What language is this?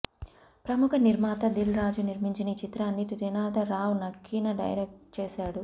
Telugu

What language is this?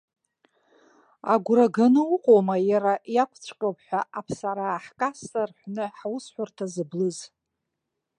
Abkhazian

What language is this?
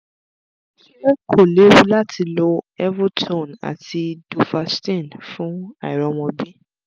Yoruba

